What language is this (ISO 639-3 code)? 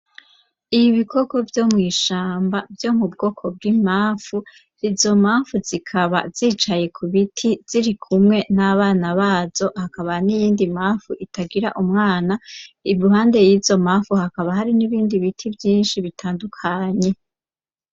run